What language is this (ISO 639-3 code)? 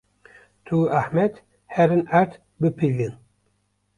kur